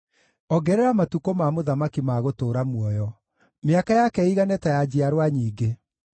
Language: Kikuyu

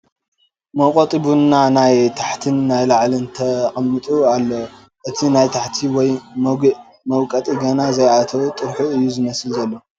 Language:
Tigrinya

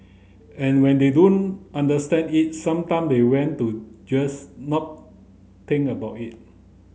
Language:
English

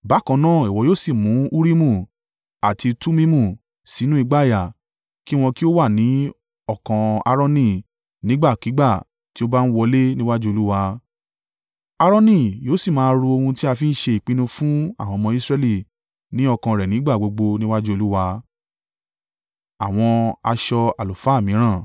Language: Yoruba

